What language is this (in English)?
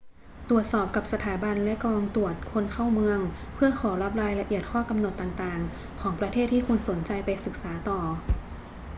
Thai